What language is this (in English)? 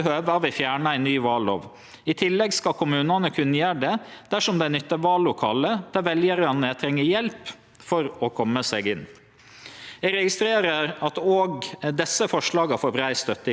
Norwegian